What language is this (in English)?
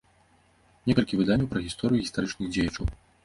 Belarusian